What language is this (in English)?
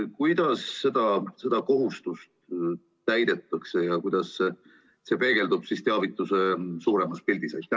Estonian